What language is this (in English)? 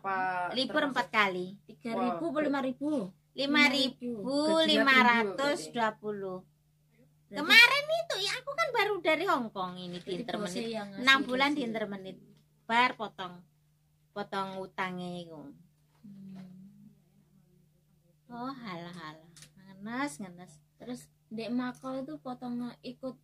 Indonesian